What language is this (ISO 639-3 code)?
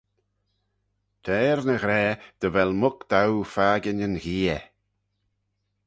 glv